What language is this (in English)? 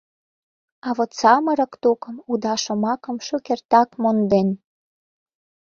Mari